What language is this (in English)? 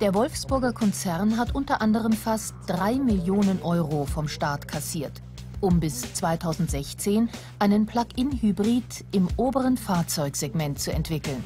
German